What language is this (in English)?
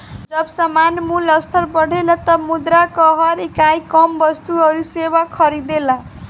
Bhojpuri